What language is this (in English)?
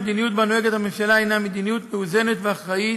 Hebrew